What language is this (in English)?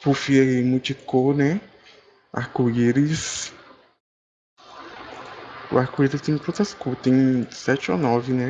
Portuguese